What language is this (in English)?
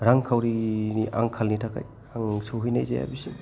Bodo